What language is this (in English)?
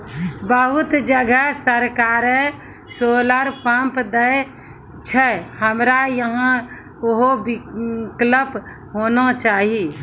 Maithili